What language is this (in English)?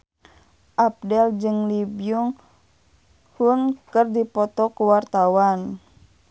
Sundanese